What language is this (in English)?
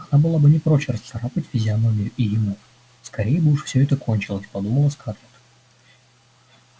Russian